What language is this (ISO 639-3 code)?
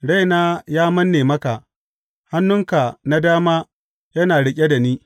hau